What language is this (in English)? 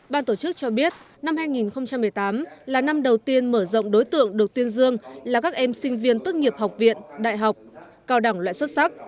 Vietnamese